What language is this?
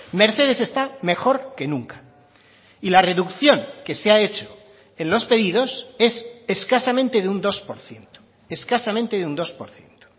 Spanish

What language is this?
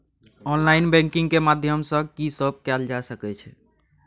Maithili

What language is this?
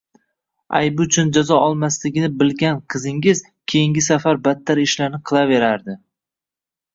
Uzbek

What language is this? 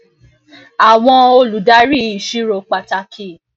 Yoruba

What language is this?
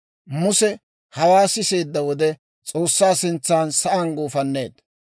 Dawro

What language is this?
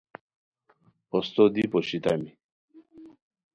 Khowar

